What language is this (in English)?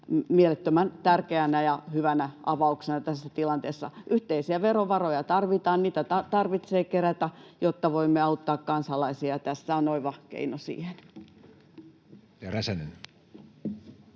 Finnish